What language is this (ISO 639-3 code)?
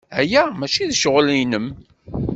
kab